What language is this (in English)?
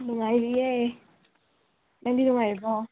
Manipuri